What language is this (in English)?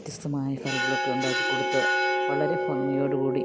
Malayalam